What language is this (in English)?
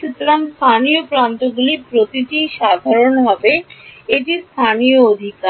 Bangla